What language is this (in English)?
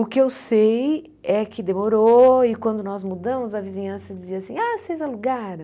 Portuguese